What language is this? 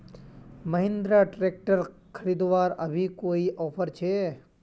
Magahi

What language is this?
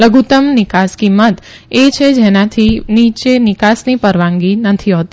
Gujarati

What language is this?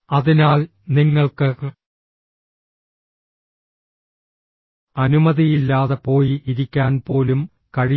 Malayalam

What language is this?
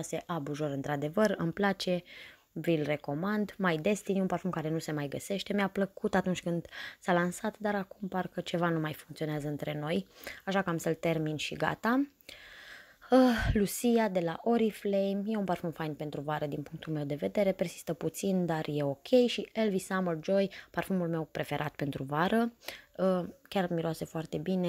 Romanian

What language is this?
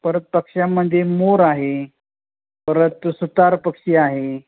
Marathi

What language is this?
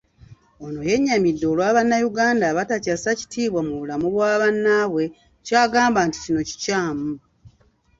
Ganda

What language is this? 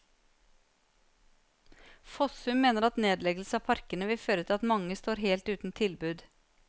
Norwegian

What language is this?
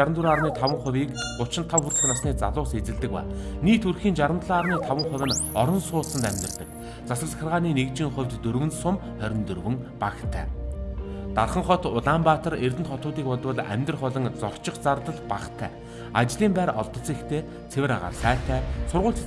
Korean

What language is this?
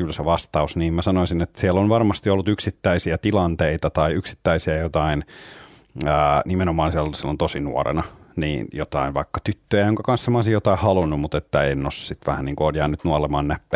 Finnish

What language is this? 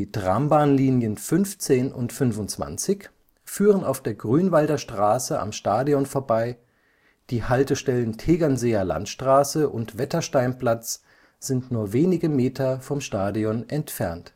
German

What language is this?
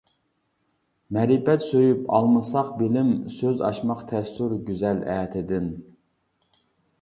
Uyghur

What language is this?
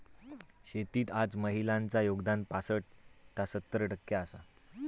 Marathi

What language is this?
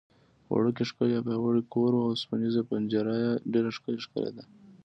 Pashto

